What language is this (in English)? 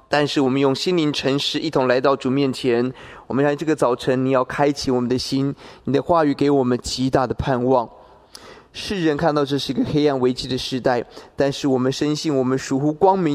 Chinese